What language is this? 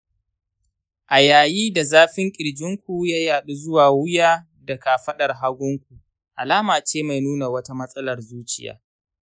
Hausa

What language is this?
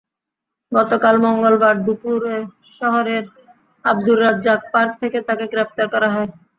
Bangla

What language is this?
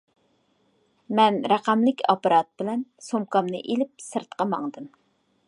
Uyghur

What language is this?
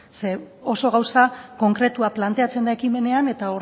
Basque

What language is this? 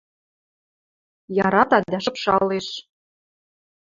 Western Mari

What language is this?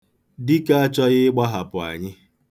Igbo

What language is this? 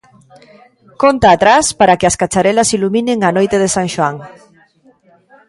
Galician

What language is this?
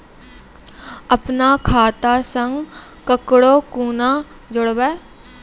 Maithili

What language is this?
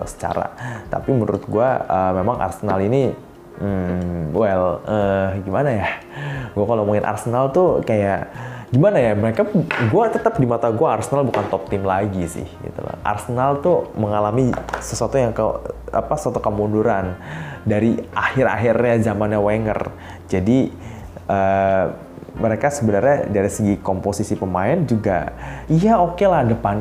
Indonesian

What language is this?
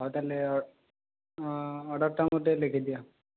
Odia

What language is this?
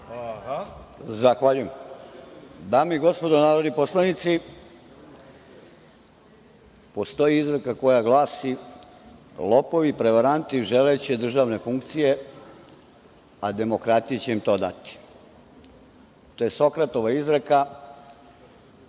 Serbian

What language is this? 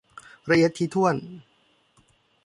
Thai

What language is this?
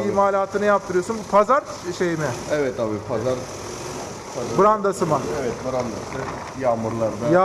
Turkish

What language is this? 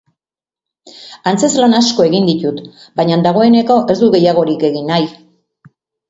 Basque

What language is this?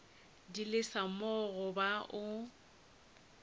Northern Sotho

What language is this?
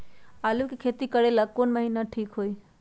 Magahi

